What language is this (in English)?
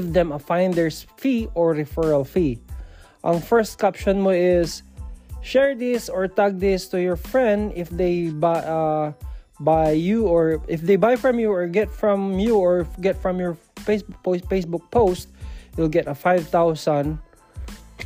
Filipino